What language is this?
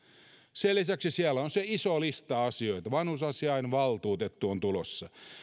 Finnish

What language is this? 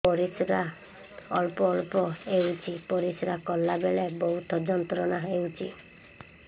Odia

